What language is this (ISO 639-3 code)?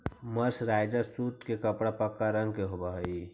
mag